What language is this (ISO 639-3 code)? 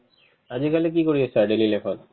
asm